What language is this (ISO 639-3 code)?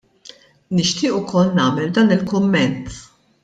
mlt